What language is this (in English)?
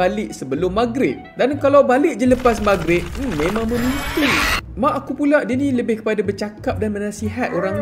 Malay